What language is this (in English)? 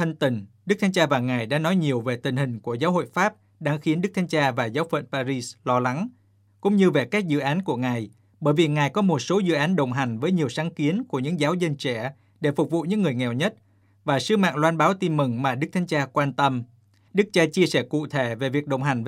Vietnamese